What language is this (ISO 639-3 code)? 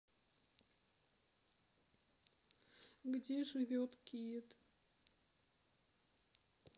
rus